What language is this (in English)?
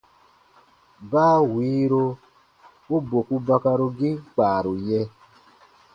Baatonum